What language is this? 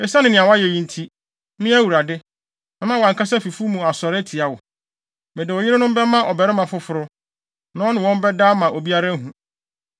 Akan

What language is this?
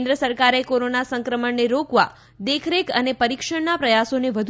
Gujarati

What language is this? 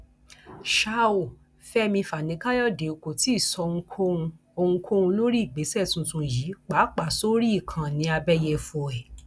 Yoruba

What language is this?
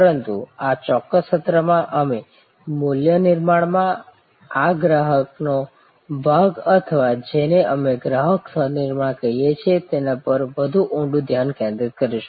Gujarati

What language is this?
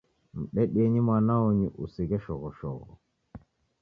Taita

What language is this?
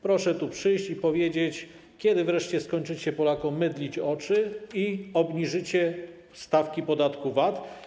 Polish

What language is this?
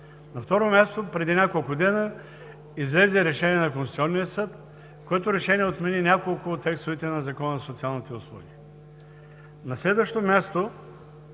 Bulgarian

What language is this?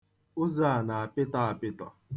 Igbo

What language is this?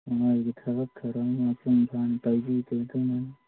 Manipuri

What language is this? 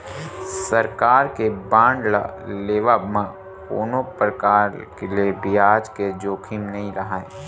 Chhattisgarhi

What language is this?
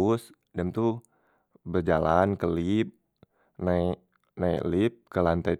Musi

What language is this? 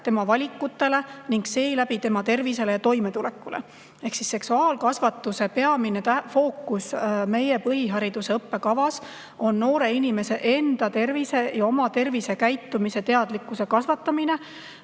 Estonian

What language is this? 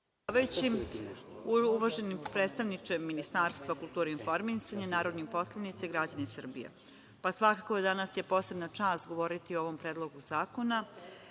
Serbian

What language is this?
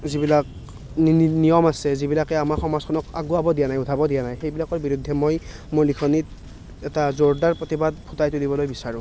Assamese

